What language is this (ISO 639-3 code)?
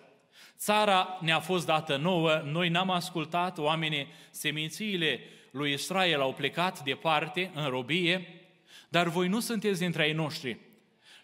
ron